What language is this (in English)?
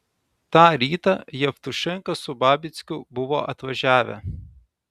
Lithuanian